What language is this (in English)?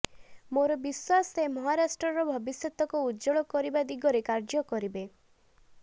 Odia